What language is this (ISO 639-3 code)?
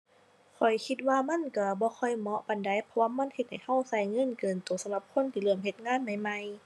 tha